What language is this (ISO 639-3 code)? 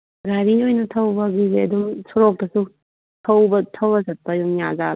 mni